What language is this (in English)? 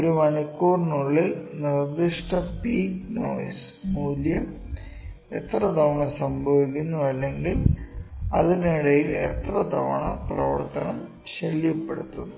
Malayalam